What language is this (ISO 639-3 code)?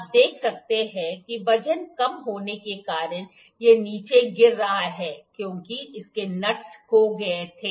hin